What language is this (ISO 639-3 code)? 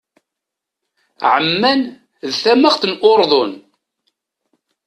kab